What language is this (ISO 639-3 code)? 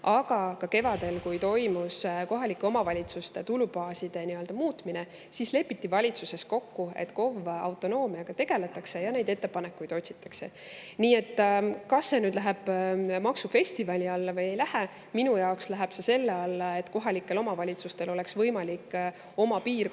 est